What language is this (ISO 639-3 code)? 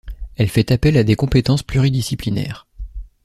fra